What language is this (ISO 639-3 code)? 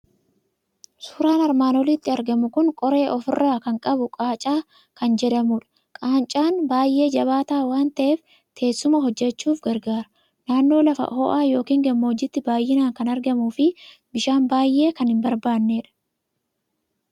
orm